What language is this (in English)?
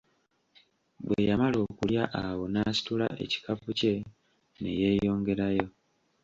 Ganda